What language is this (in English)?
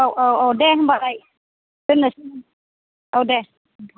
Bodo